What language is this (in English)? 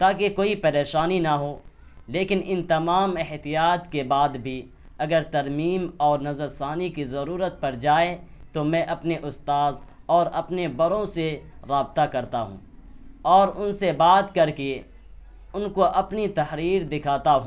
Urdu